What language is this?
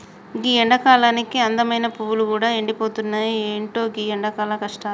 Telugu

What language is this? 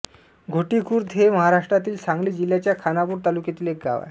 Marathi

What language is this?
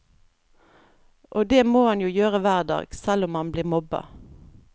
Norwegian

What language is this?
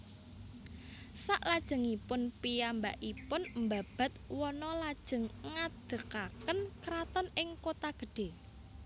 Javanese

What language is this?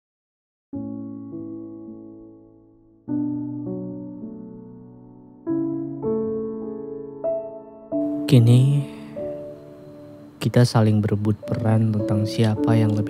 Indonesian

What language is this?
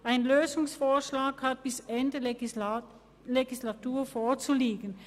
Swiss German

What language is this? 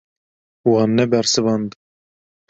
Kurdish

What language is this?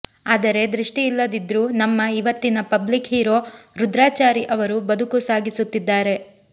Kannada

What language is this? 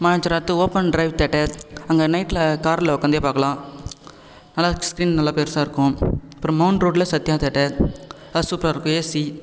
Tamil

